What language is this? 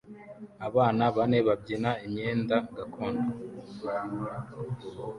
Kinyarwanda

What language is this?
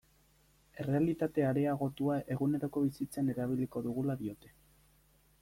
Basque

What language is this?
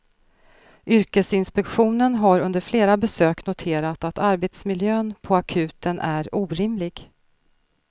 Swedish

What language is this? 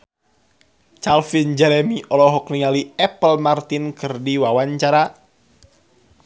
Sundanese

